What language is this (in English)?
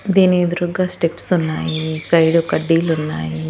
Telugu